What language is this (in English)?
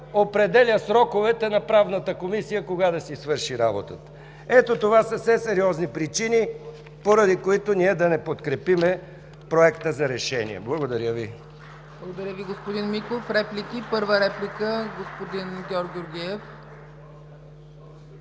Bulgarian